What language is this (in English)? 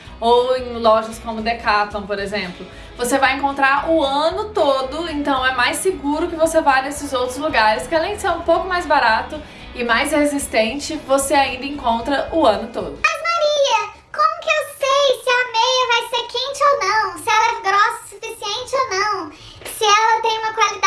Portuguese